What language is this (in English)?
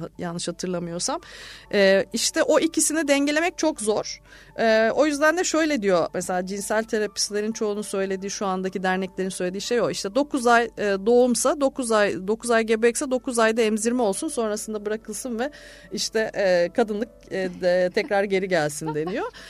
Turkish